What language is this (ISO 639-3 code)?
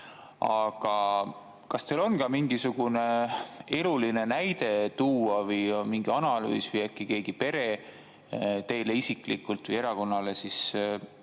est